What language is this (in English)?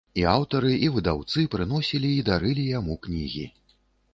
Belarusian